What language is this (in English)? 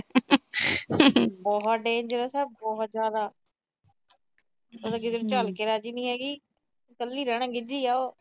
Punjabi